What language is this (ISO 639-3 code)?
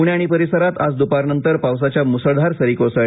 mar